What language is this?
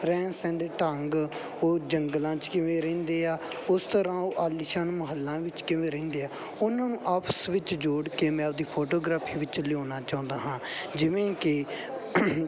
Punjabi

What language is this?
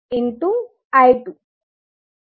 Gujarati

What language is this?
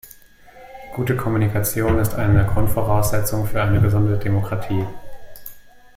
German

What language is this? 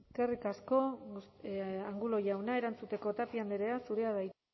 Basque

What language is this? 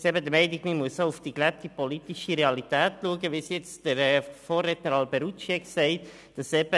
Swiss German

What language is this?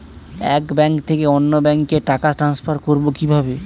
Bangla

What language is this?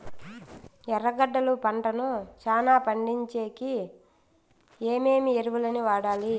Telugu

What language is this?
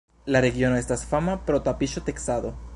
Esperanto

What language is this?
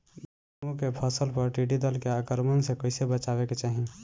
Bhojpuri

